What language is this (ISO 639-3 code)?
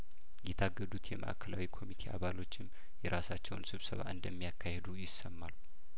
amh